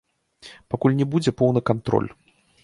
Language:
Belarusian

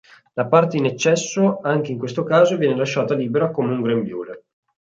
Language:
Italian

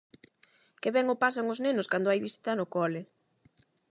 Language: Galician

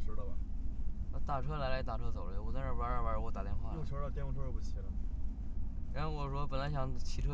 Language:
Chinese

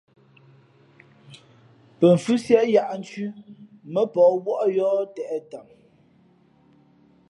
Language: Fe'fe'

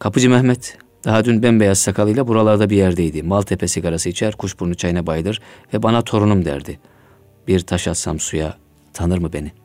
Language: Turkish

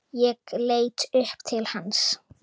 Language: Icelandic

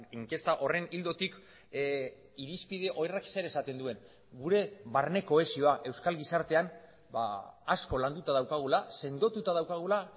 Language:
Basque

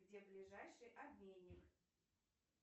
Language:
Russian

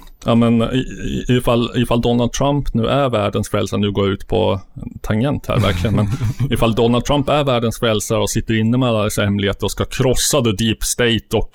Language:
Swedish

